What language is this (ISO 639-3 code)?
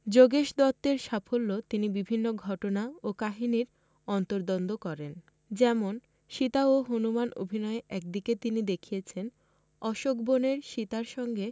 ben